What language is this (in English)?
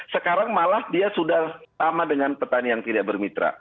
Indonesian